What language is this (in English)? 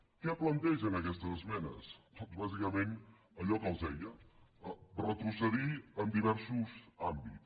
Catalan